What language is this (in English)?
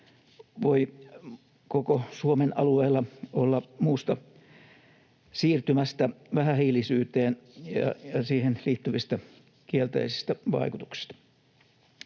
Finnish